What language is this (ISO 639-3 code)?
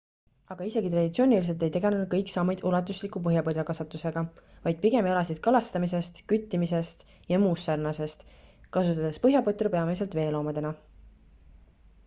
est